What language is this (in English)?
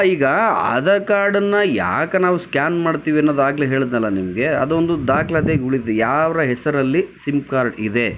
Kannada